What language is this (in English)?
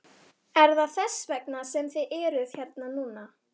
Icelandic